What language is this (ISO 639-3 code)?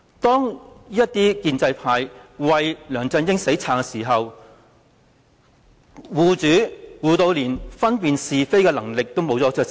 yue